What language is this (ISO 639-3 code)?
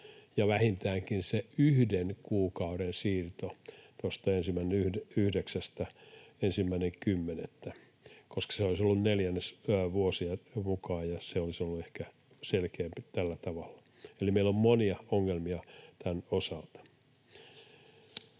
fin